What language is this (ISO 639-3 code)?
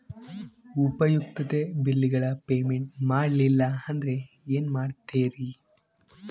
kan